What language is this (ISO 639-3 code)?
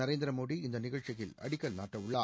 tam